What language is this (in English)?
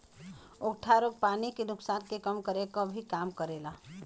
Bhojpuri